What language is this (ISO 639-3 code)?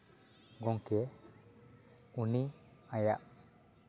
sat